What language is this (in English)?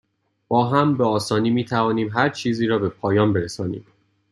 Persian